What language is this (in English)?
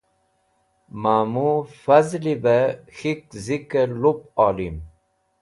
Wakhi